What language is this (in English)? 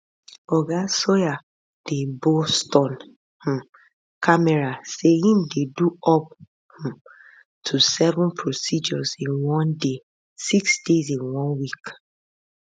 Nigerian Pidgin